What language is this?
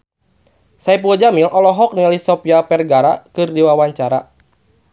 Sundanese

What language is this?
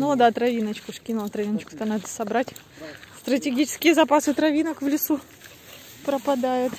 Russian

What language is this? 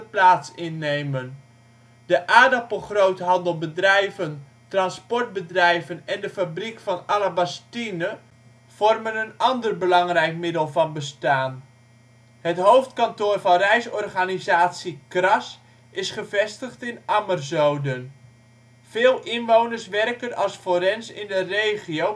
Dutch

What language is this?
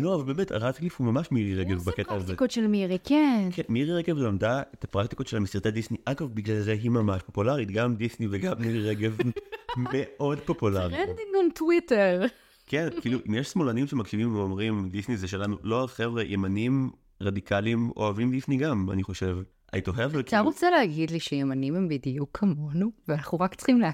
Hebrew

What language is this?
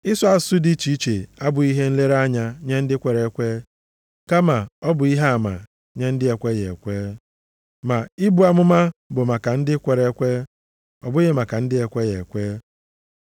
Igbo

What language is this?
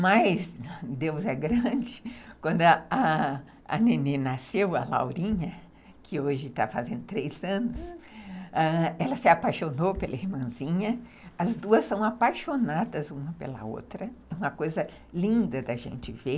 Portuguese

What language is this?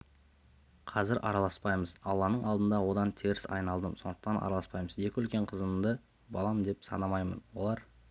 Kazakh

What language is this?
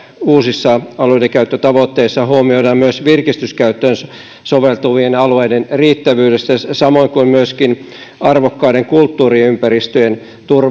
Finnish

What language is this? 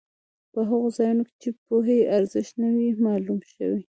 Pashto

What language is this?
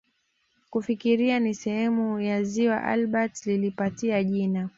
Swahili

